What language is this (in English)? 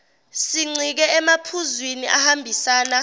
Zulu